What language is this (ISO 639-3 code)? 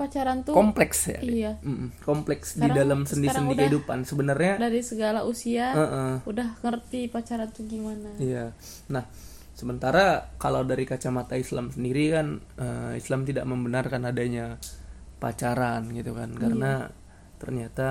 ind